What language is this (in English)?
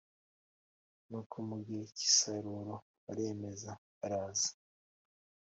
Kinyarwanda